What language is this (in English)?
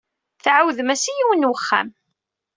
Kabyle